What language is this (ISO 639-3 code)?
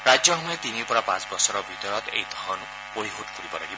asm